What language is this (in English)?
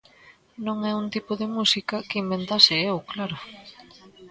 Galician